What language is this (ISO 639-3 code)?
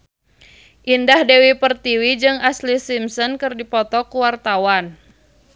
sun